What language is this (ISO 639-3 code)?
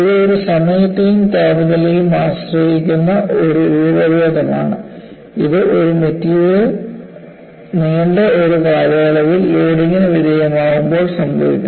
mal